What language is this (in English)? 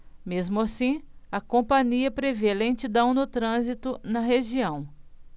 Portuguese